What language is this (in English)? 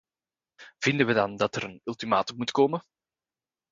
Dutch